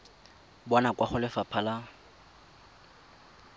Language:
Tswana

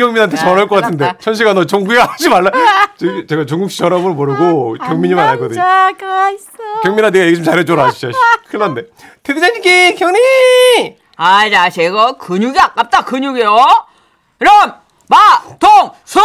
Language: Korean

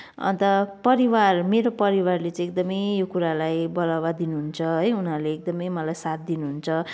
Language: Nepali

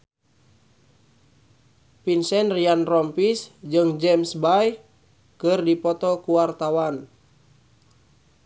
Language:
Sundanese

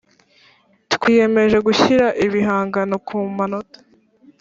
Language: Kinyarwanda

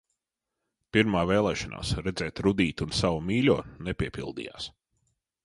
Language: Latvian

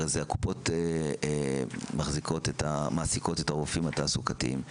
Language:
Hebrew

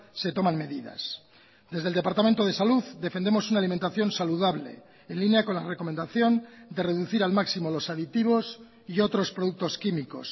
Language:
Spanish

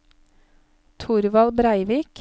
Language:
Norwegian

